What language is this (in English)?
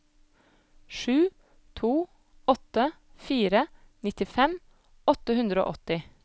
Norwegian